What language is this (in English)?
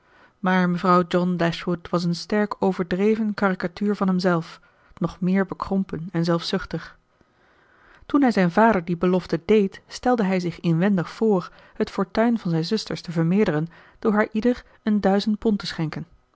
Dutch